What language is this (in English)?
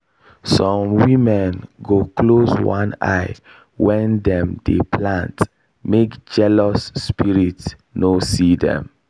Nigerian Pidgin